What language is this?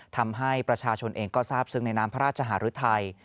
Thai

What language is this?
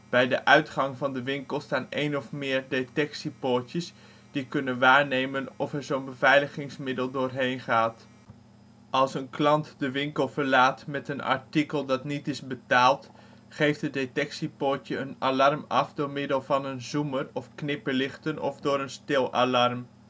Dutch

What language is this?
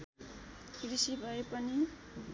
Nepali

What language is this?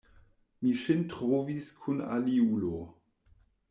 Esperanto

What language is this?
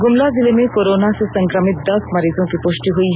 Hindi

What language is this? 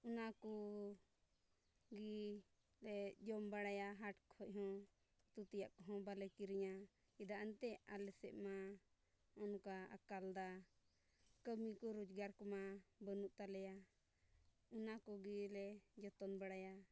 Santali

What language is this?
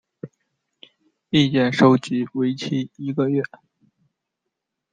Chinese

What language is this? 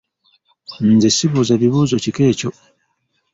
Ganda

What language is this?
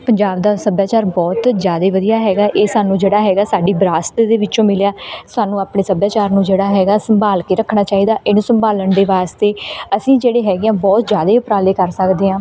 Punjabi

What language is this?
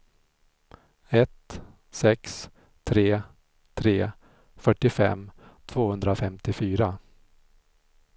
Swedish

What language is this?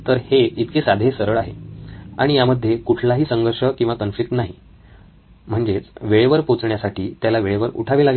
Marathi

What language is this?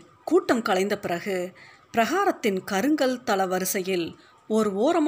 Tamil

